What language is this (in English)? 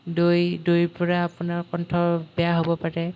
Assamese